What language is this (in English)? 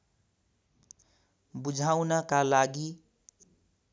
Nepali